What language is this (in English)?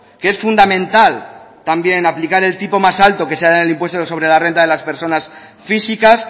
Spanish